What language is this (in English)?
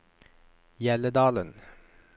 Norwegian